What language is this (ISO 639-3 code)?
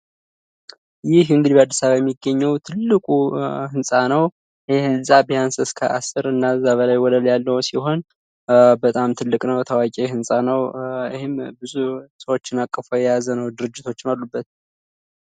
amh